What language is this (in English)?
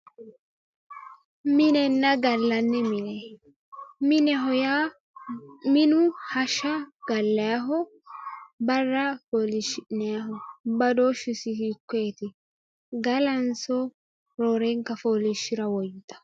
Sidamo